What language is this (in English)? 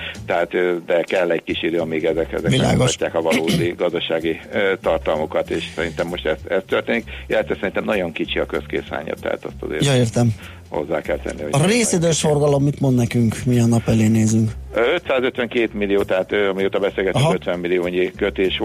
Hungarian